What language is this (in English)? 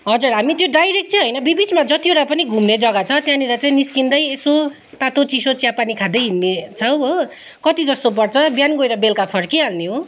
Nepali